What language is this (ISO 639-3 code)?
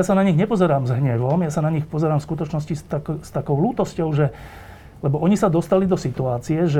slk